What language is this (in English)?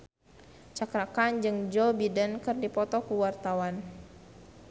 Sundanese